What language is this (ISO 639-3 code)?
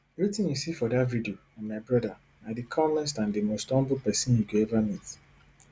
pcm